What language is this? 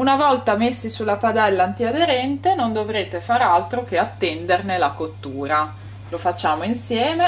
Italian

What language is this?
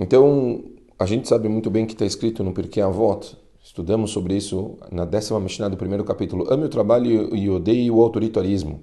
Portuguese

